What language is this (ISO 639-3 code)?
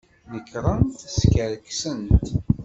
kab